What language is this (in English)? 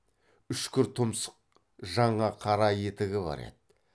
Kazakh